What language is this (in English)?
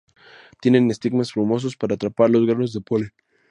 Spanish